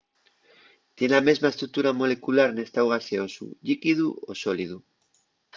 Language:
Asturian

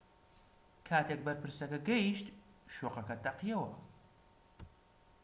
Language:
Central Kurdish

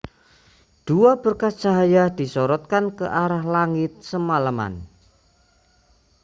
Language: Indonesian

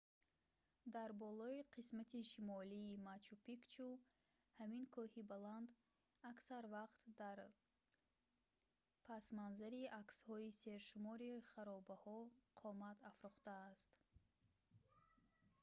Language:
Tajik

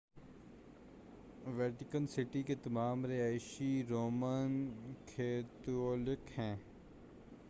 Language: Urdu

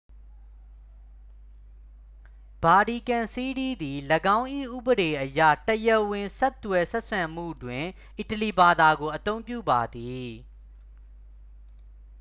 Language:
Burmese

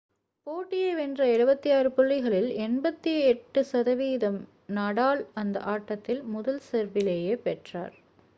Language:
Tamil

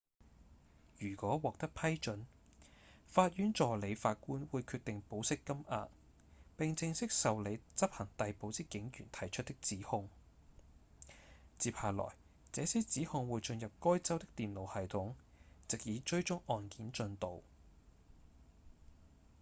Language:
Cantonese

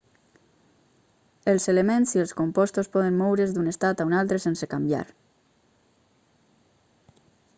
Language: Catalan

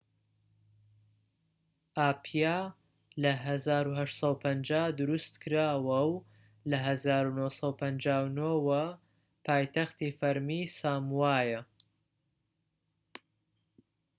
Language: Central Kurdish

